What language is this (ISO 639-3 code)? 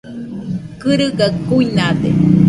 hux